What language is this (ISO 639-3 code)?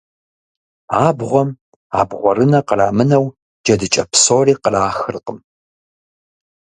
kbd